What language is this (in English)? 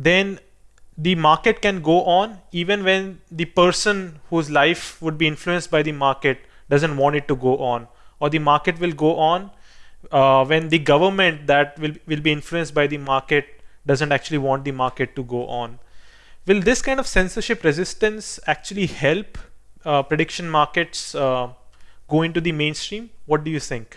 English